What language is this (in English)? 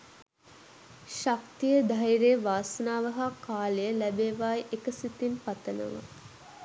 Sinhala